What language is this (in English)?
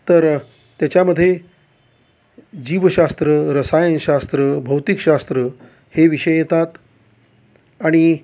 Marathi